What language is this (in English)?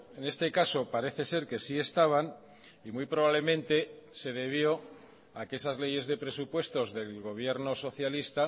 Spanish